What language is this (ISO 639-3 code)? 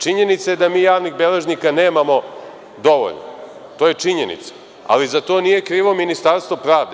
srp